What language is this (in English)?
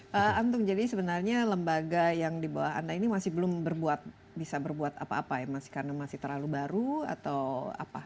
Indonesian